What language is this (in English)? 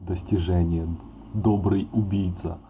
Russian